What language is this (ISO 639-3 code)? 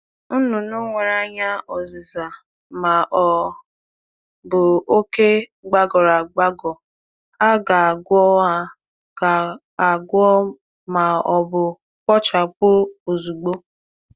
ibo